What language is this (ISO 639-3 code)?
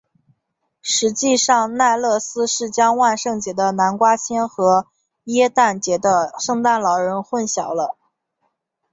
zho